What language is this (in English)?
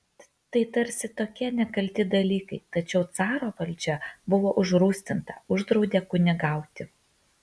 Lithuanian